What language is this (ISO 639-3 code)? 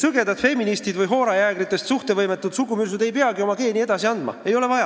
est